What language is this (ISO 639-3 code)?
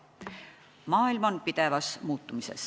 est